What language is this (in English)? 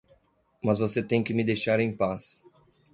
Portuguese